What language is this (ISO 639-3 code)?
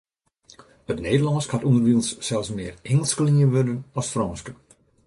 fry